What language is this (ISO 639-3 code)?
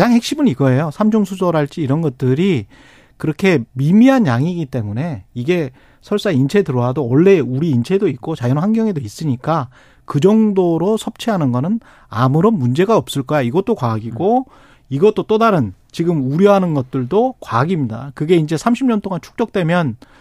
kor